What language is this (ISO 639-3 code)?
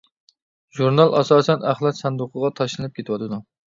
uig